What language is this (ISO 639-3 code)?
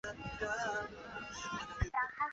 zho